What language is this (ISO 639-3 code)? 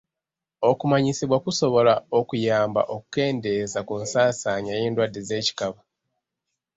lug